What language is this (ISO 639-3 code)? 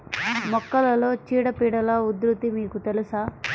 tel